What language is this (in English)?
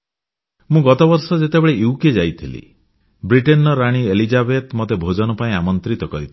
Odia